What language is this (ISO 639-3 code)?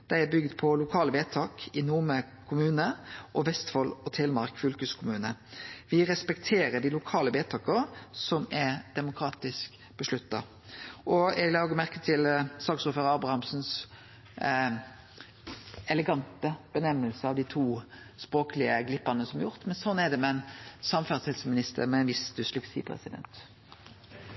nno